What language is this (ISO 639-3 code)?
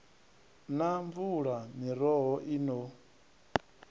ven